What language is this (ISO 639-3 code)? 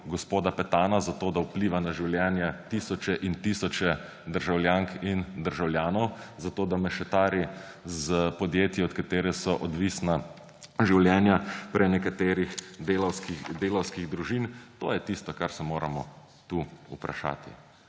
slv